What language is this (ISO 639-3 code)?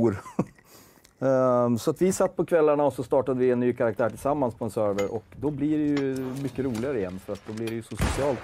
swe